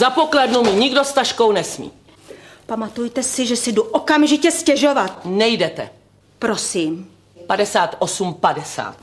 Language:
Czech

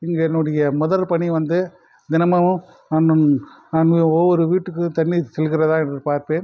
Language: Tamil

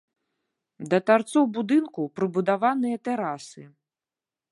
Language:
Belarusian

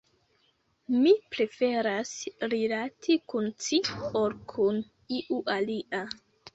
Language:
Esperanto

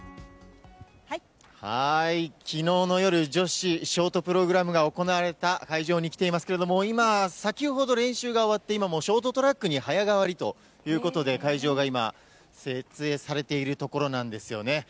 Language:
Japanese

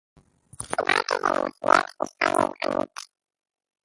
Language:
Hebrew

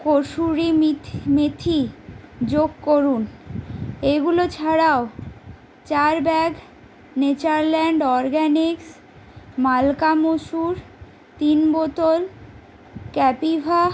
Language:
Bangla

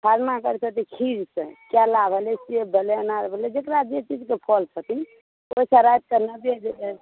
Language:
Maithili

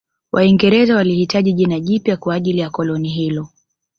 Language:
Swahili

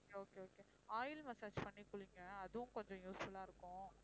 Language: Tamil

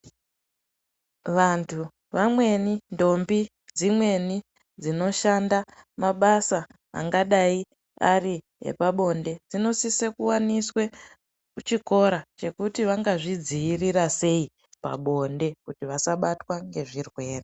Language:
Ndau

